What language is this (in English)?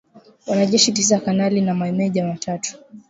Swahili